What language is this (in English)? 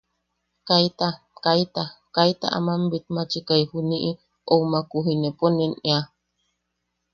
Yaqui